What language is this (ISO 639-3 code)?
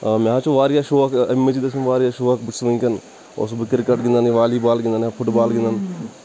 kas